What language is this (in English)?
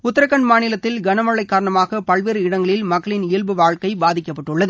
Tamil